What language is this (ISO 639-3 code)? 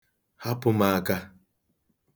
ibo